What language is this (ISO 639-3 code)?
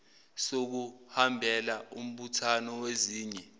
zul